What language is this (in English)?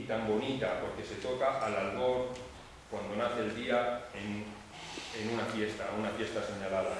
Spanish